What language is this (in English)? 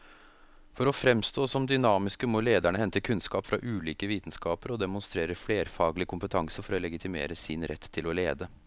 Norwegian